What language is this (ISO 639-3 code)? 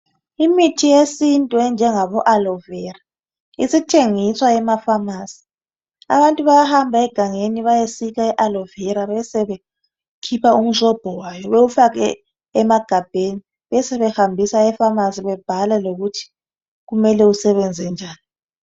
nde